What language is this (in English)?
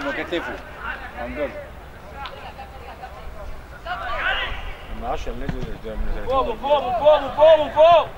Arabic